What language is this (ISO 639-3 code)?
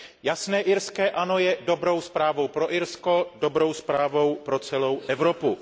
ces